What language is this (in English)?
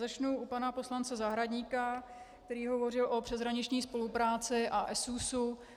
Czech